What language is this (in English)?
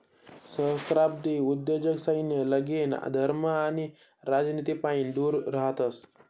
Marathi